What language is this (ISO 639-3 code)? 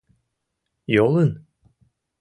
chm